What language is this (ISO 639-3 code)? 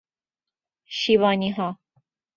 fas